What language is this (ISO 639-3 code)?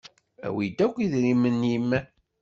kab